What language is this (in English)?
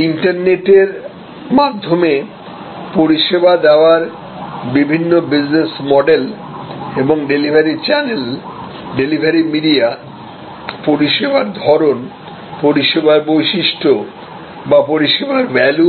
Bangla